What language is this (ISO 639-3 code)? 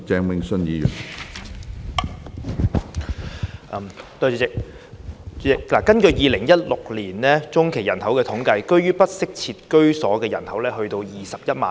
yue